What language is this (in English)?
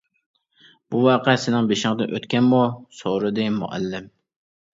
Uyghur